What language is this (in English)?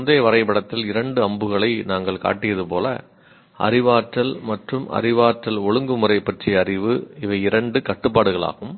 Tamil